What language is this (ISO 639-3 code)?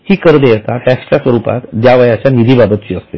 mar